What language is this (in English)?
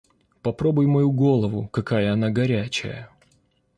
Russian